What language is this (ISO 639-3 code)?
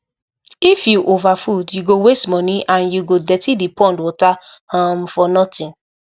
pcm